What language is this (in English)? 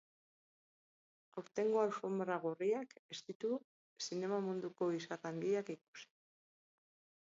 Basque